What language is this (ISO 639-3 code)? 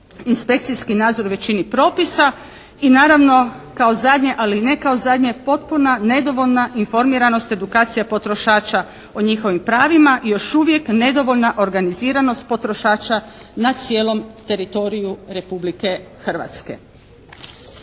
hrv